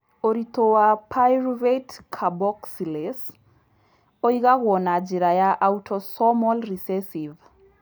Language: Kikuyu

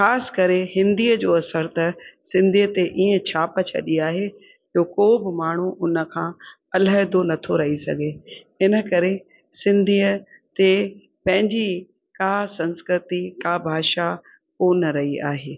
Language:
Sindhi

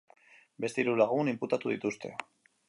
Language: Basque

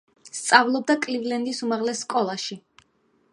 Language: Georgian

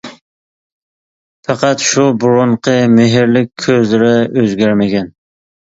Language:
Uyghur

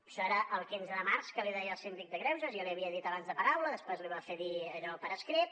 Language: Catalan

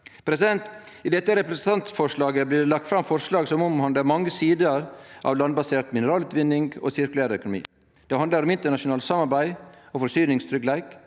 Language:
Norwegian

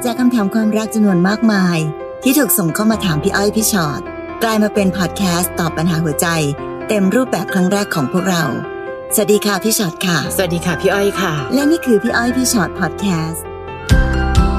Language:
Thai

